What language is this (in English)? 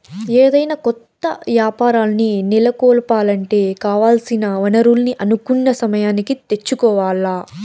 Telugu